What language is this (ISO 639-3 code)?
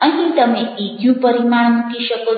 guj